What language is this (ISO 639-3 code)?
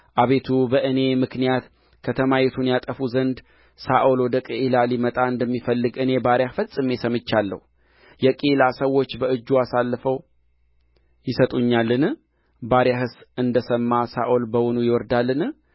amh